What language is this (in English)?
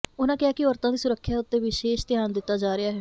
Punjabi